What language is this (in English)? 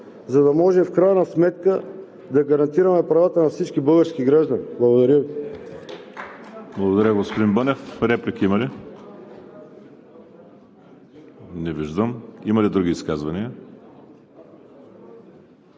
Bulgarian